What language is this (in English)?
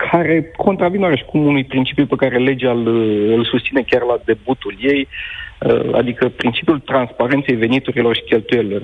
Romanian